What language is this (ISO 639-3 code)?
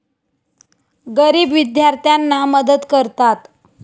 mar